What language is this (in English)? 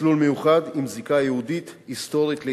Hebrew